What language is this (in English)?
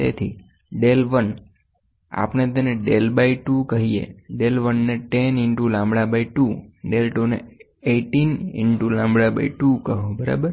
Gujarati